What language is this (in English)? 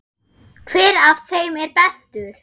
Icelandic